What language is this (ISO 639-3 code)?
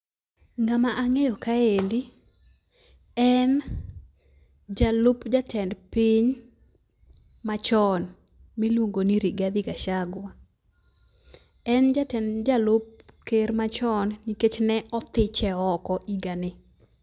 luo